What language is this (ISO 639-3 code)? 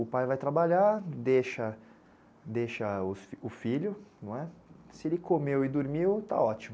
por